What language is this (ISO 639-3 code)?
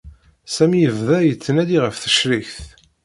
kab